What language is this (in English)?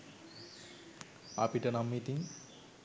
Sinhala